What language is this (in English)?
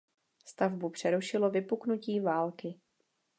Czech